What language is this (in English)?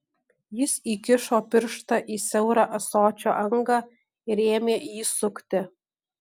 Lithuanian